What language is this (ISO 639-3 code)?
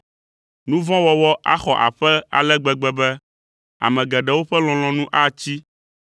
ewe